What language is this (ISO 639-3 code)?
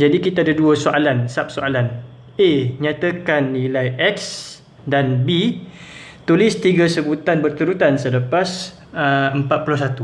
msa